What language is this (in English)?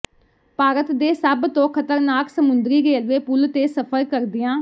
Punjabi